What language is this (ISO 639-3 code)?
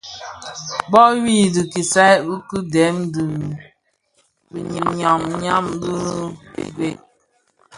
ksf